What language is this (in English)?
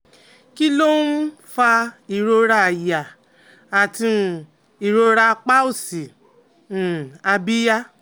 Yoruba